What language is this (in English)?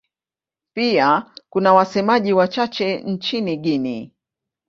Swahili